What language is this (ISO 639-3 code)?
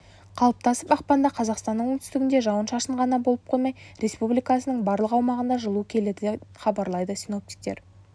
kaz